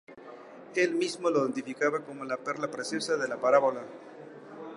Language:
Spanish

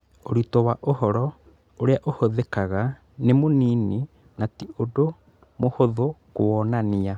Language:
Kikuyu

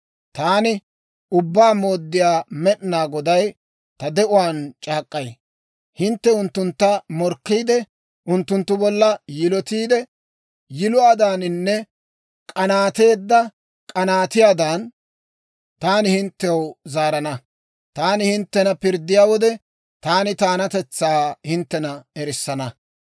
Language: Dawro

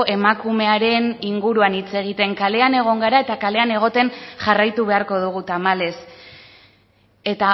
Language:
Basque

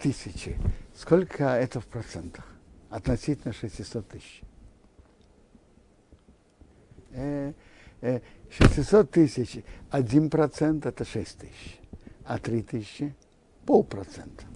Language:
Russian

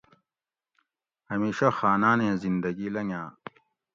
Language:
Gawri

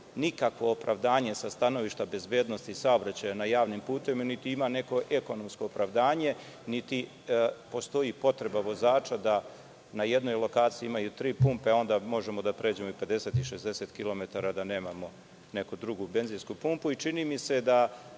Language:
Serbian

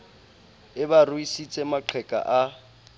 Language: Southern Sotho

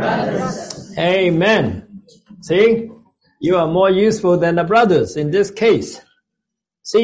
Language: English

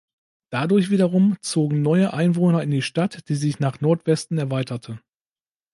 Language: German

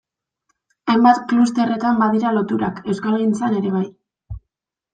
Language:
Basque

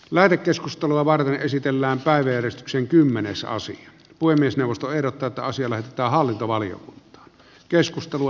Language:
Finnish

